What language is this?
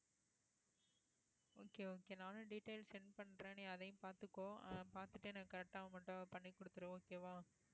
Tamil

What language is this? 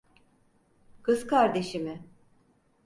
Turkish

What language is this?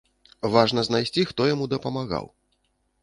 Belarusian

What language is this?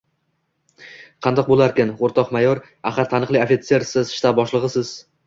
Uzbek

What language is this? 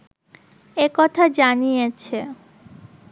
Bangla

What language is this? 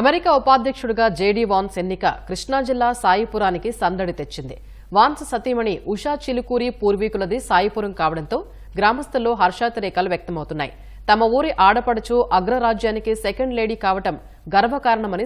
Romanian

